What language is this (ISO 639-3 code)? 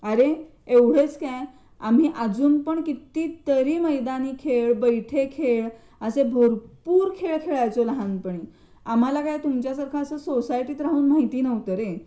mar